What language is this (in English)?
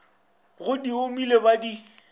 Northern Sotho